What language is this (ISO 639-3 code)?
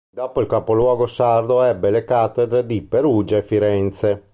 ita